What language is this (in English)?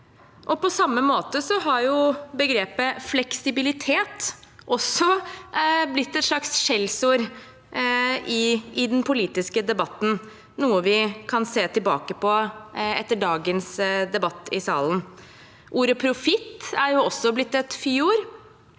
Norwegian